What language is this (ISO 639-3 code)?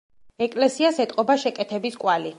kat